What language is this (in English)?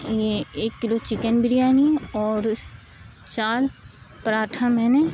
Urdu